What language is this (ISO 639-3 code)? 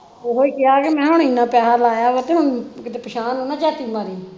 pan